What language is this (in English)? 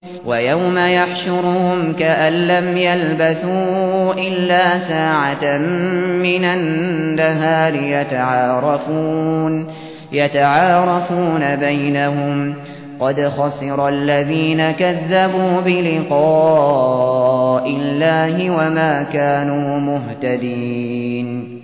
Arabic